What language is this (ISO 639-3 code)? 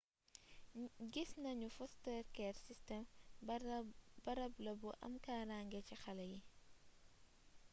wol